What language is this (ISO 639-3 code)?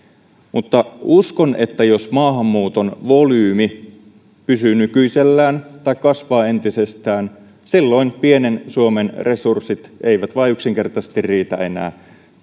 fin